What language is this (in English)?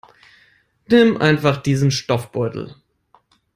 German